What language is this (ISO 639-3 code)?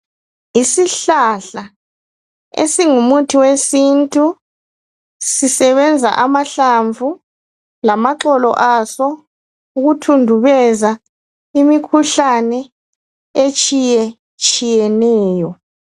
nde